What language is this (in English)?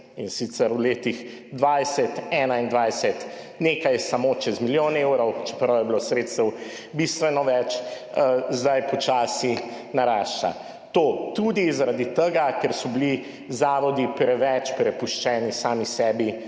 Slovenian